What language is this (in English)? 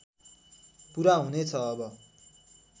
Nepali